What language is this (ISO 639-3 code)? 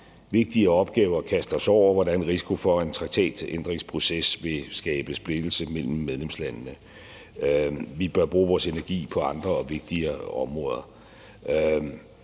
dan